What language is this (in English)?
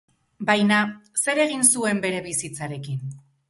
Basque